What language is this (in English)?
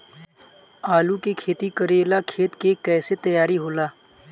Bhojpuri